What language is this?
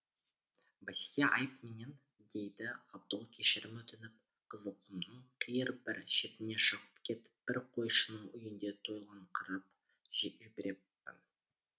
Kazakh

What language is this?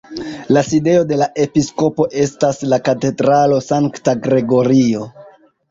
Esperanto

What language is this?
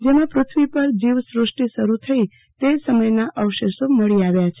Gujarati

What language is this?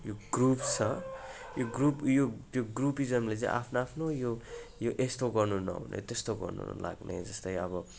Nepali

